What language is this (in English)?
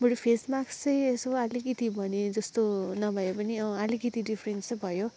Nepali